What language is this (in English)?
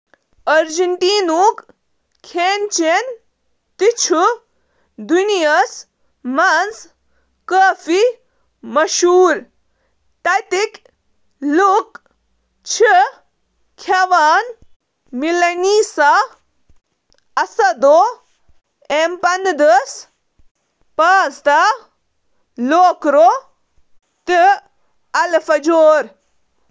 Kashmiri